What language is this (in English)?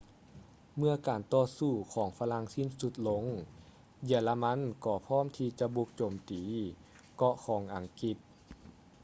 Lao